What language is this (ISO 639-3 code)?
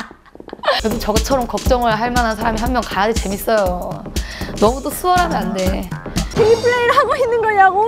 kor